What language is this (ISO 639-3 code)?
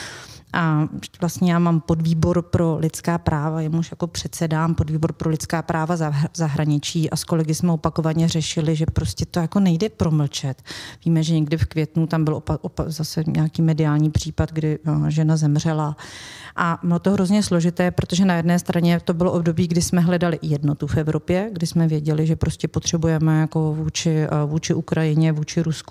ces